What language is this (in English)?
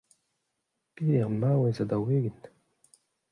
Breton